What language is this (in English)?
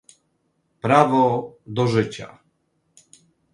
Polish